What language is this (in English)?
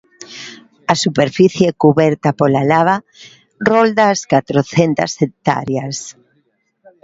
Galician